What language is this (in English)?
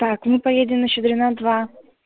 Russian